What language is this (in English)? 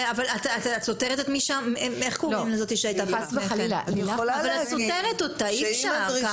Hebrew